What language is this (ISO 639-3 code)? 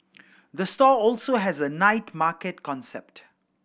eng